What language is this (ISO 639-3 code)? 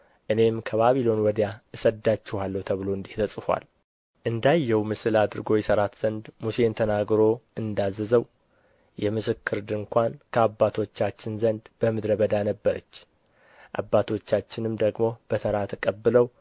amh